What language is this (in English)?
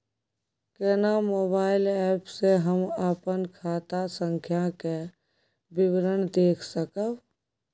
Maithili